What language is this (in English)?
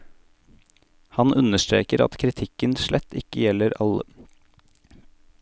Norwegian